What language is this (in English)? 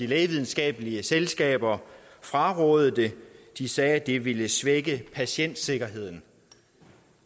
Danish